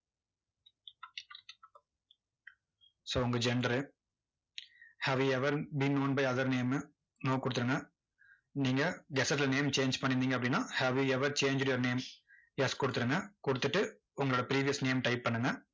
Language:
Tamil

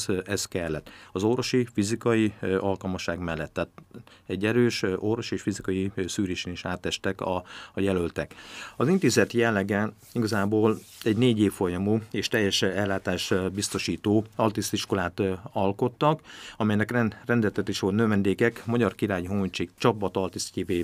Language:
Hungarian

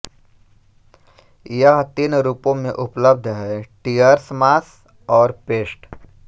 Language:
Hindi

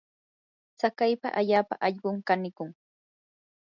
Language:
Yanahuanca Pasco Quechua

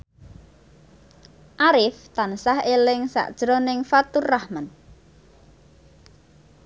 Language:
Javanese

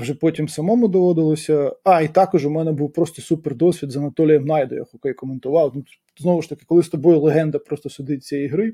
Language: Ukrainian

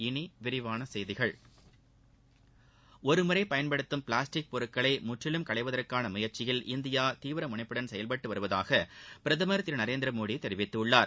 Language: Tamil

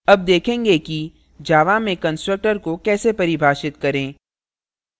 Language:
Hindi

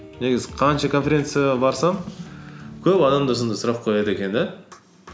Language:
Kazakh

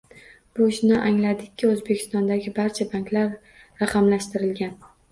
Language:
Uzbek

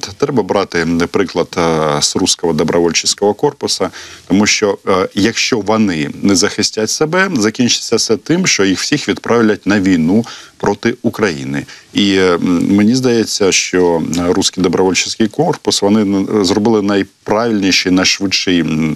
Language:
Ukrainian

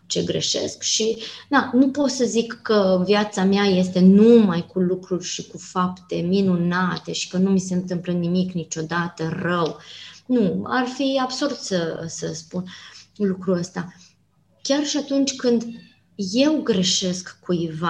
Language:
Romanian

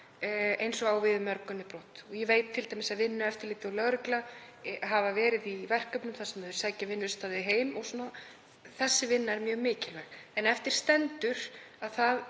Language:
Icelandic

